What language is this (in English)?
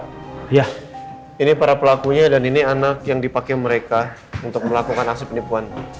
Indonesian